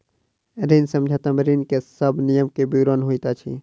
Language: Maithili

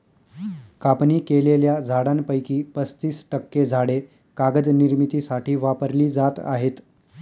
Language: Marathi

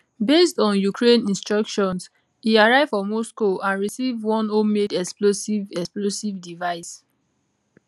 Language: Nigerian Pidgin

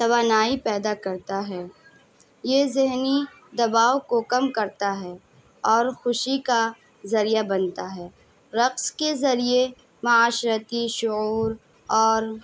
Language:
Urdu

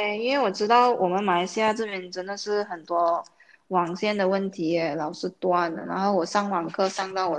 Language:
Chinese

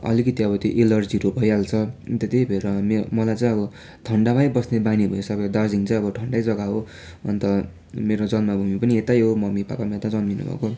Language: Nepali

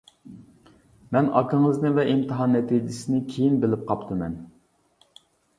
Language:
Uyghur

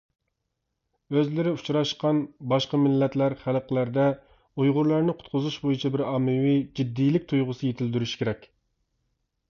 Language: Uyghur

